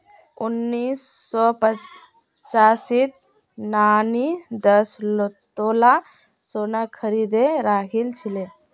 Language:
Magahi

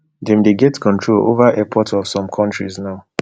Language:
Nigerian Pidgin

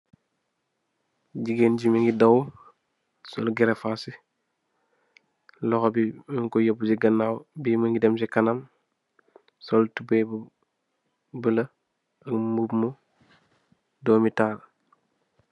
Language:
Wolof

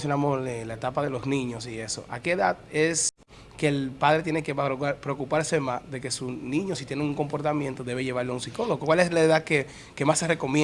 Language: Spanish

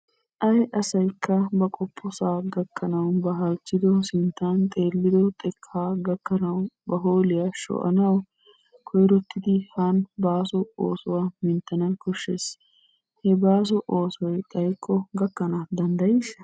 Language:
Wolaytta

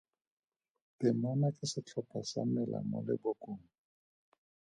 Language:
Tswana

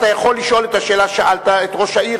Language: Hebrew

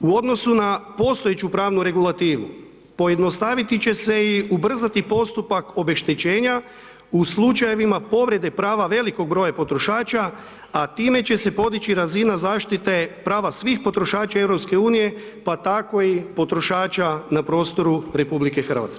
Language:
Croatian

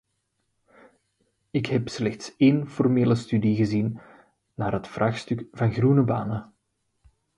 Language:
Dutch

